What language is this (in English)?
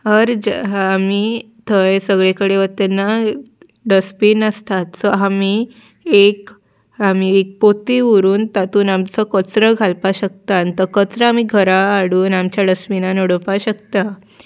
Konkani